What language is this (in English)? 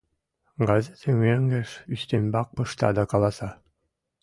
Mari